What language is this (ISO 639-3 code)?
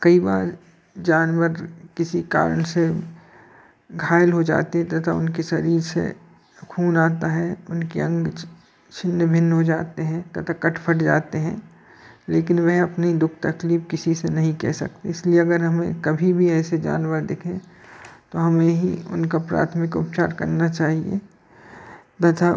hin